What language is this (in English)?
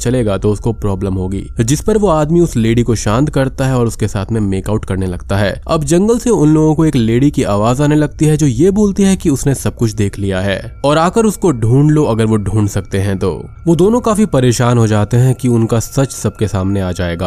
Hindi